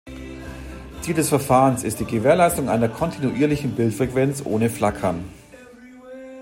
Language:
German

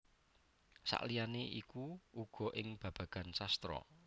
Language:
Javanese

